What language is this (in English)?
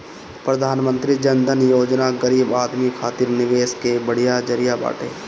Bhojpuri